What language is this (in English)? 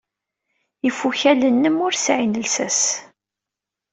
Kabyle